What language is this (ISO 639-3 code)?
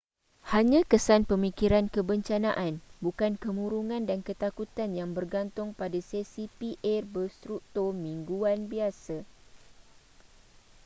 msa